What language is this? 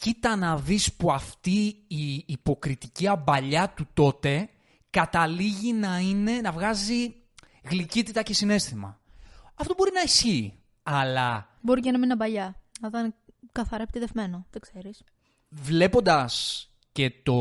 Greek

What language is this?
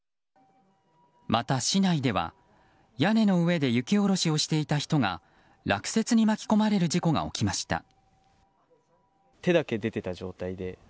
Japanese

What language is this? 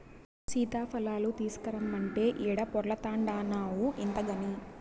Telugu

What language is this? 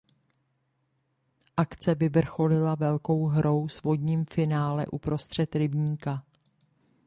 Czech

